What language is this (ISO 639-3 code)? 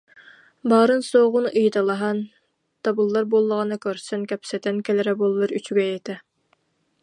sah